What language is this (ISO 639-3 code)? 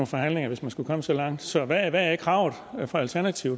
dan